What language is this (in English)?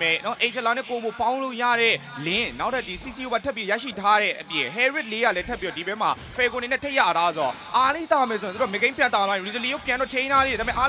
English